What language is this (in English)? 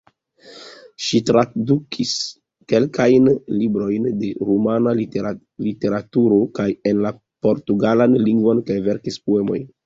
Esperanto